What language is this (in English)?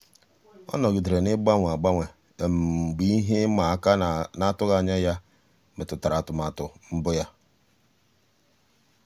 Igbo